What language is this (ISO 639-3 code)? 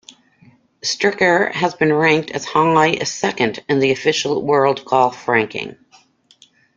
eng